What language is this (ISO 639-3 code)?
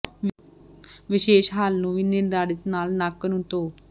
pan